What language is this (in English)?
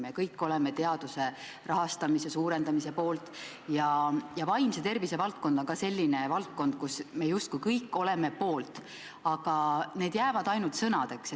Estonian